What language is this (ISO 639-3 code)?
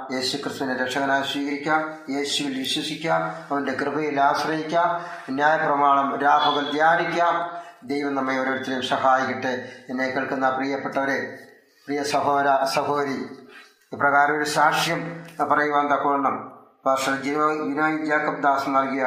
mal